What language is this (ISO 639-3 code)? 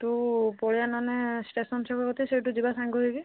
ori